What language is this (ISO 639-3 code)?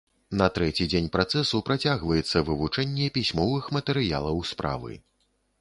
bel